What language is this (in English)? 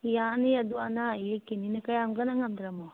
Manipuri